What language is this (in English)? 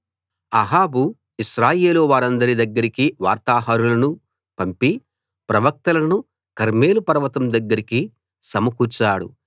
Telugu